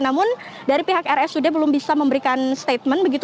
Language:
Indonesian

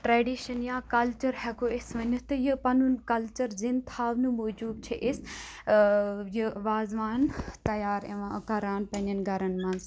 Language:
Kashmiri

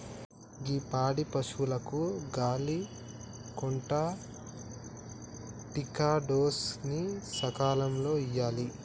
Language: Telugu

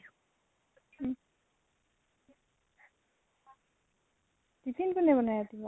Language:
Assamese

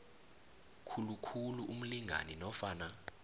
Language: South Ndebele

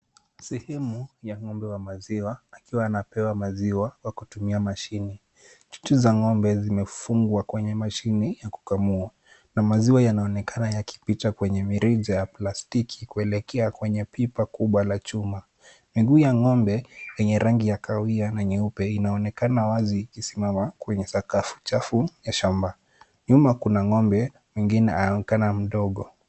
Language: Swahili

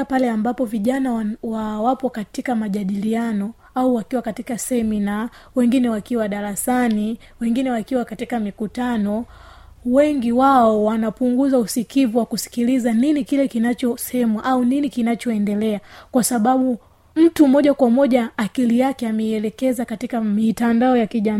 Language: Swahili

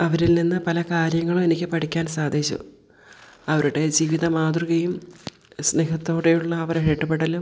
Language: Malayalam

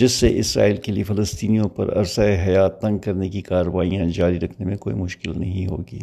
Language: Urdu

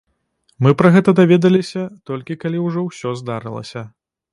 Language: Belarusian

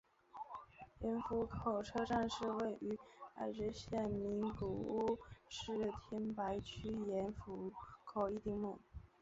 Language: Chinese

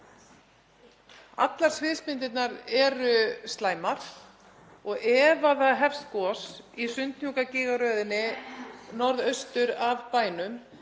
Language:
Icelandic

